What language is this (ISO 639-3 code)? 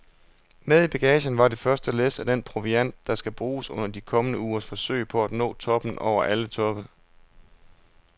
dan